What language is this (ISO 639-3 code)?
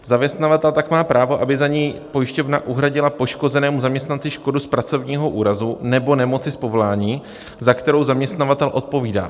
ces